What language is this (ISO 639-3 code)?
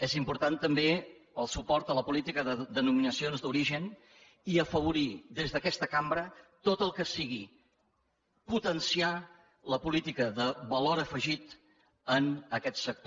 cat